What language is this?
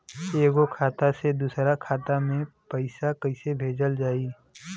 Bhojpuri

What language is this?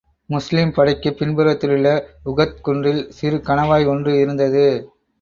Tamil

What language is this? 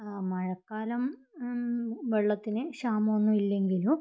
Malayalam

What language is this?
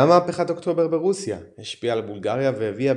Hebrew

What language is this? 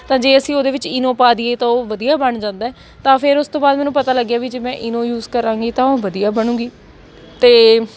Punjabi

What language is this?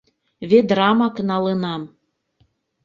Mari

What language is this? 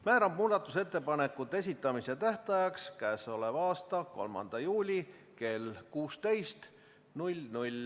Estonian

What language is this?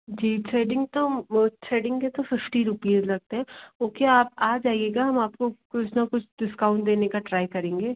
Hindi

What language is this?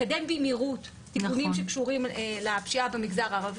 Hebrew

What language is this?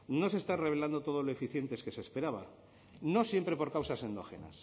Spanish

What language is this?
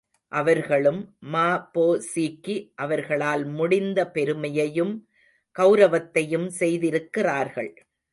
Tamil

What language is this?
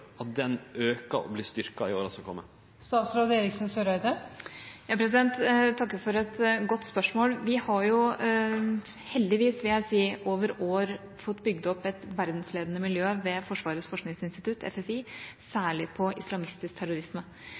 Norwegian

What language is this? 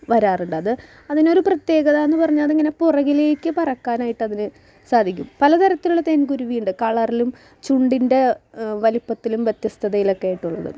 Malayalam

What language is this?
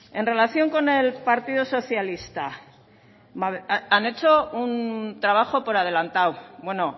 Spanish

